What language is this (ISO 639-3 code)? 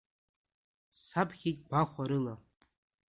abk